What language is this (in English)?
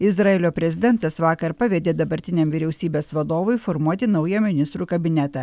Lithuanian